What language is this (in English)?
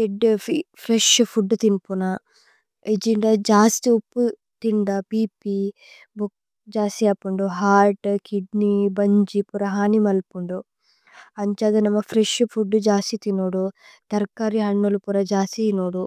Tulu